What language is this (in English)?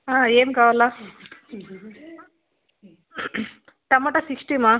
Telugu